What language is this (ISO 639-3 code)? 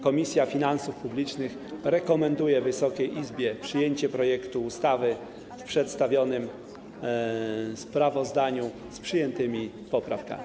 pol